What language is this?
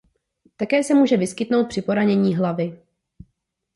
Czech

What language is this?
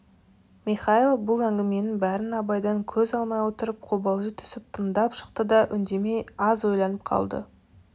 Kazakh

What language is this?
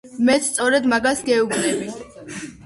Georgian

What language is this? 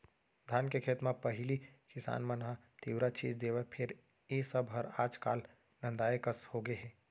Chhattisgarhi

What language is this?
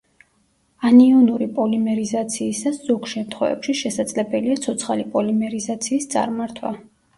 Georgian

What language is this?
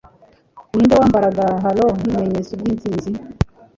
Kinyarwanda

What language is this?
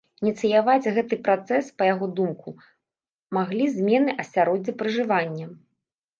Belarusian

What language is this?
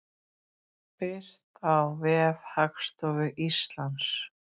Icelandic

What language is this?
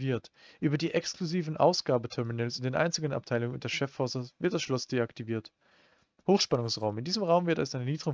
German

